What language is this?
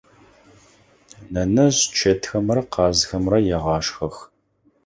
Adyghe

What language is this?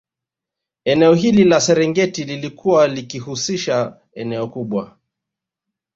Swahili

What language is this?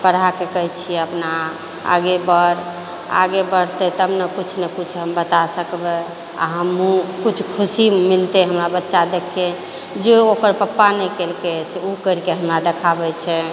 Maithili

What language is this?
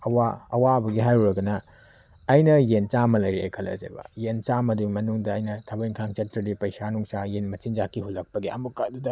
Manipuri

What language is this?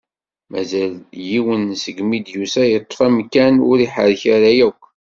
Kabyle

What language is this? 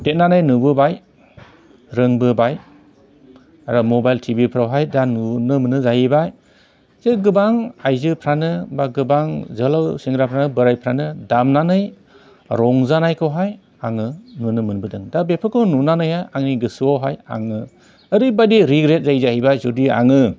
Bodo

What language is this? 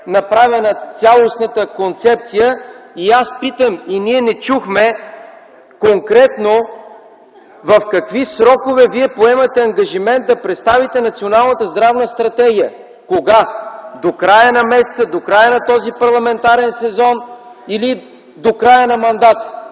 Bulgarian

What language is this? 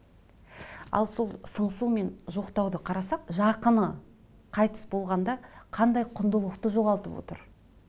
Kazakh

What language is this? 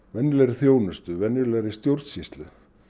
Icelandic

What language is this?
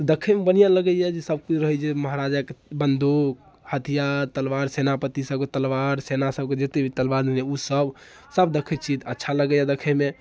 Maithili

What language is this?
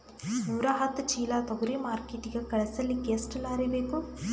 Kannada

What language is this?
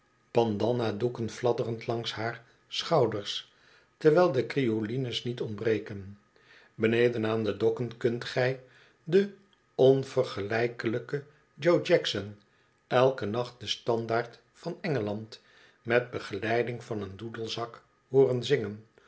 Dutch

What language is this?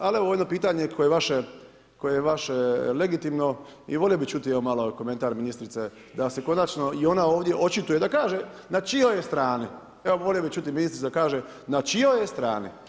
Croatian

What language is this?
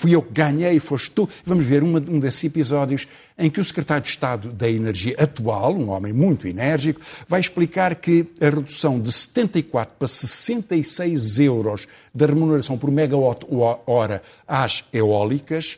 Portuguese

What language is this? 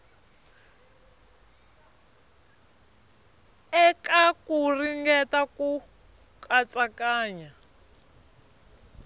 Tsonga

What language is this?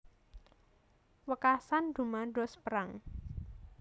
Javanese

